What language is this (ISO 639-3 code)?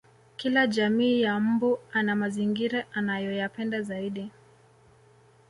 swa